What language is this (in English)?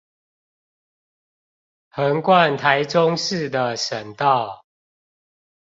Chinese